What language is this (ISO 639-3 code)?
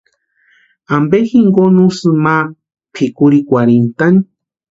pua